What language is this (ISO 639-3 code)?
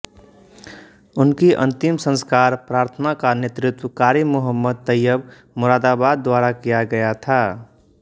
hin